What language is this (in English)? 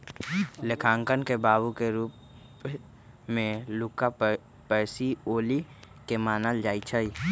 Magahi